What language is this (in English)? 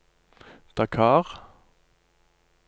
Norwegian